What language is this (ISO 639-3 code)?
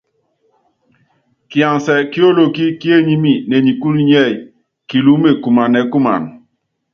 yav